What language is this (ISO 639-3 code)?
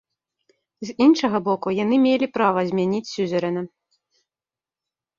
bel